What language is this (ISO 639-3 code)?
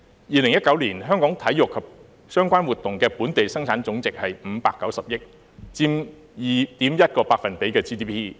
yue